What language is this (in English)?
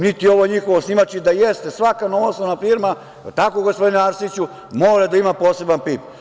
Serbian